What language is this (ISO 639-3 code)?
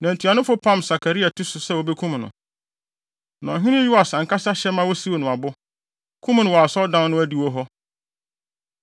aka